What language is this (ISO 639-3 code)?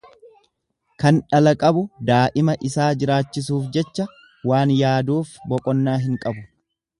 orm